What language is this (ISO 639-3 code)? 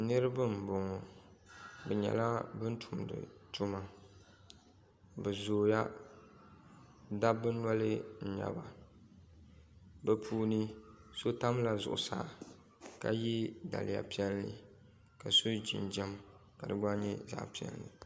dag